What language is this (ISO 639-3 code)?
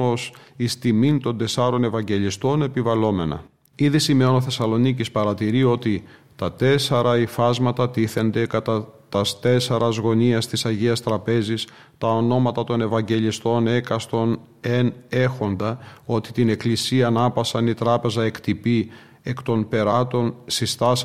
ell